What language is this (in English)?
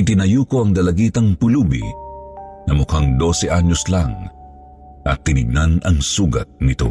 Filipino